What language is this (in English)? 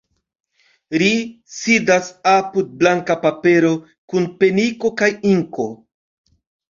Esperanto